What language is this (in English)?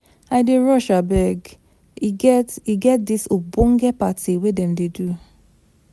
Nigerian Pidgin